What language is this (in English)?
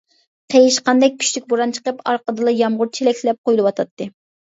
Uyghur